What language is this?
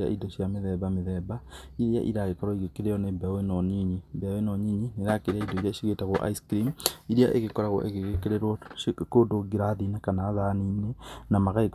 Kikuyu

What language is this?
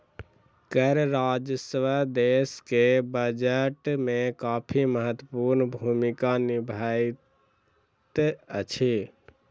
Maithili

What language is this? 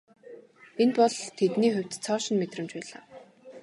Mongolian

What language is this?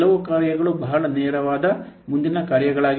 Kannada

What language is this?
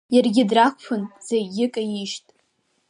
Abkhazian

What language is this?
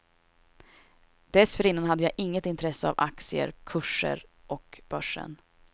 Swedish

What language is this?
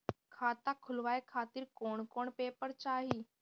Bhojpuri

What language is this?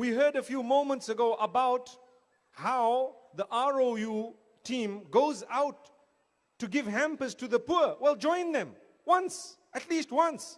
Romanian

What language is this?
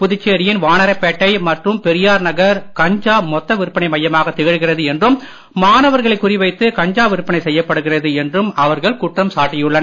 Tamil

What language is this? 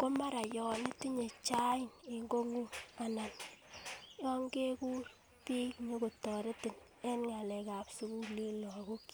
Kalenjin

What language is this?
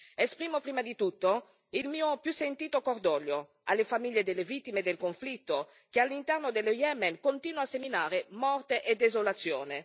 Italian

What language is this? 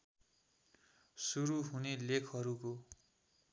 Nepali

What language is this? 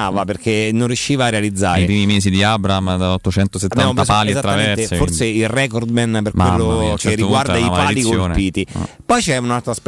Italian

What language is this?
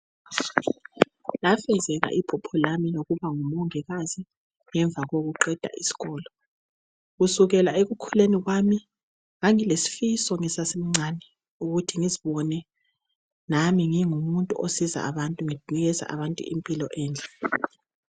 North Ndebele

